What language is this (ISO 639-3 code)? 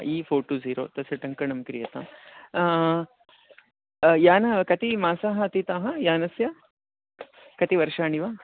san